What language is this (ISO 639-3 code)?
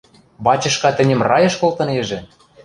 mrj